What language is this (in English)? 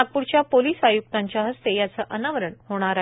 Marathi